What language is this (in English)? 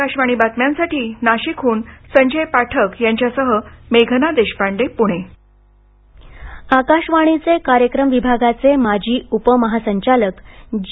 Marathi